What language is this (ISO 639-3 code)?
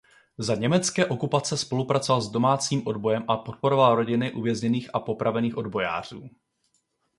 ces